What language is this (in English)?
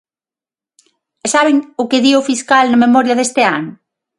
Galician